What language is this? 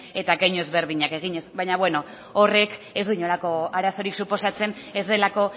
Basque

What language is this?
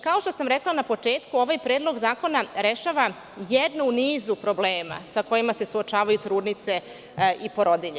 Serbian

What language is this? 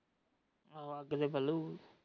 Punjabi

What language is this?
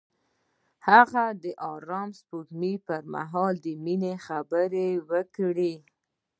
Pashto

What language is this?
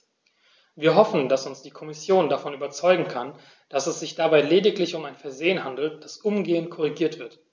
German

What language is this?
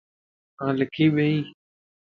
Lasi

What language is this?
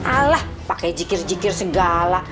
Indonesian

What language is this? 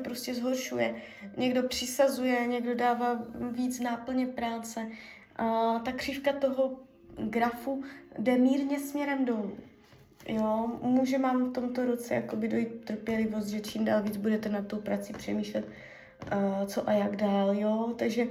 Czech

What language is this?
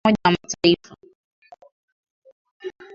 Swahili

